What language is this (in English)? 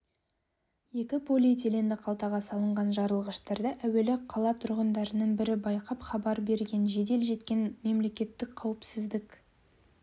Kazakh